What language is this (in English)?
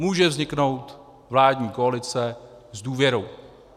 Czech